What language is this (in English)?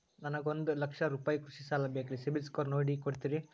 Kannada